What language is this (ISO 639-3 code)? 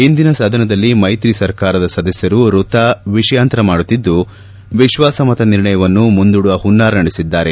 kan